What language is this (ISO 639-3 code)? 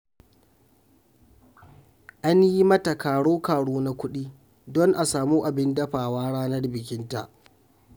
hau